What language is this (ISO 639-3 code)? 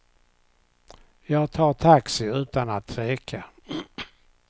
swe